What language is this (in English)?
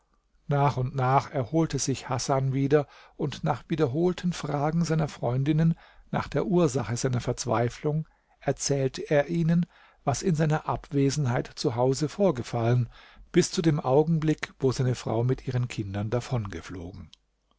German